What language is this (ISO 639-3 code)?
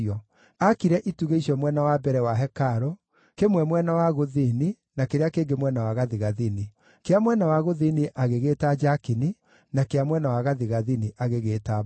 kik